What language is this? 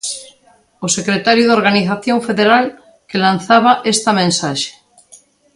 Galician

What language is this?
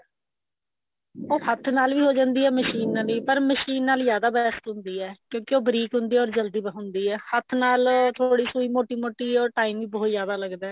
Punjabi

